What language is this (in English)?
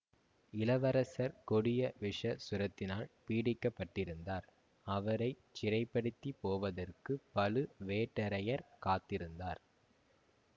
Tamil